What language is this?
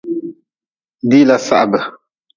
Nawdm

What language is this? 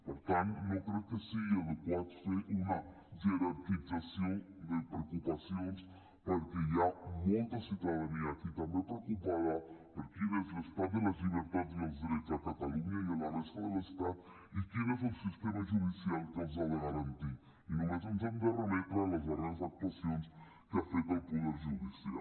Catalan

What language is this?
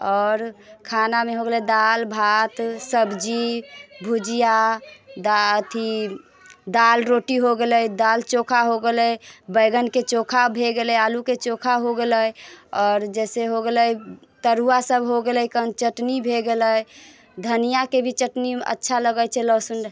Maithili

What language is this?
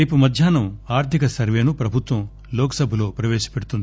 Telugu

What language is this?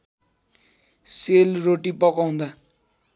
Nepali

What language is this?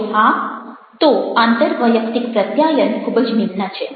Gujarati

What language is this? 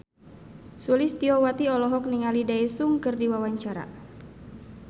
Sundanese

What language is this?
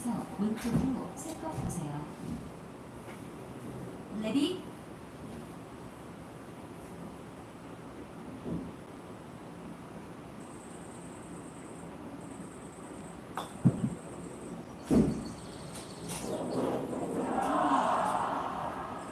Korean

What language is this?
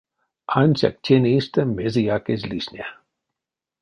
Erzya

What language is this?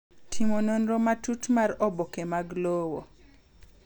Luo (Kenya and Tanzania)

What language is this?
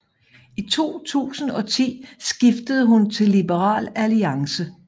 Danish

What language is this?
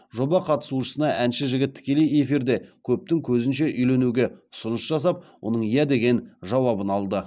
Kazakh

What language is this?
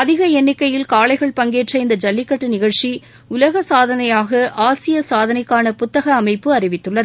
Tamil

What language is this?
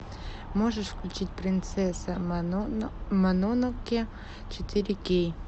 Russian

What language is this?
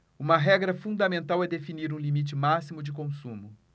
Portuguese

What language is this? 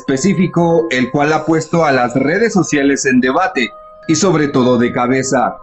Spanish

